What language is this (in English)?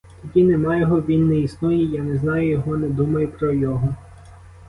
Ukrainian